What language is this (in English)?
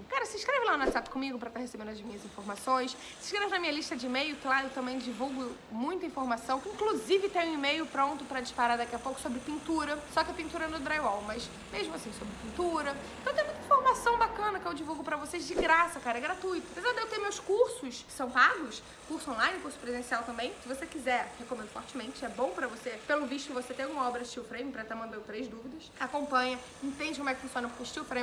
Portuguese